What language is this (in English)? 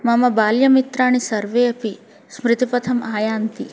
Sanskrit